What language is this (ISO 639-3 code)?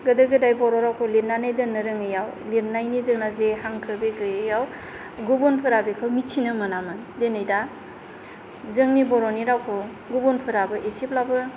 brx